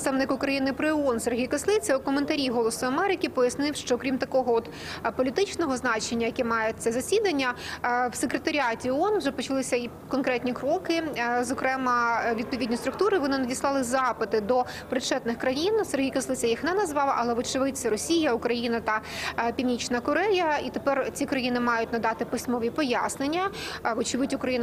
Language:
Ukrainian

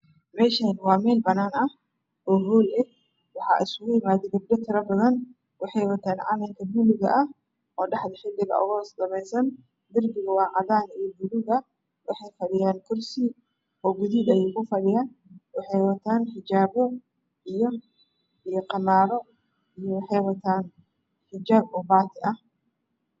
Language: Somali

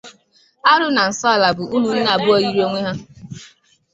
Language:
Igbo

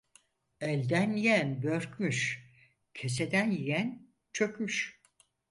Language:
Turkish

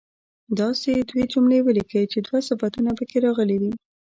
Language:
Pashto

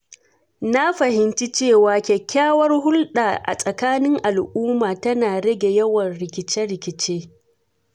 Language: Hausa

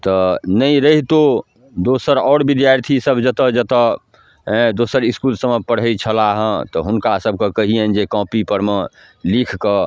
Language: Maithili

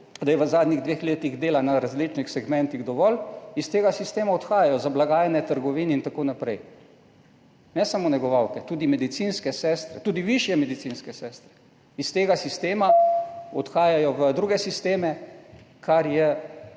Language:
Slovenian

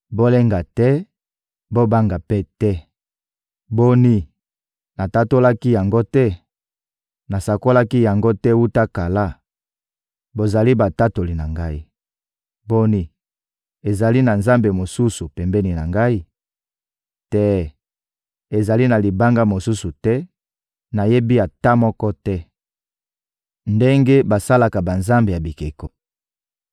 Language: Lingala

